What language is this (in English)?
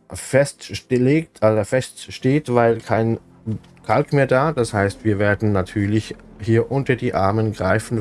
German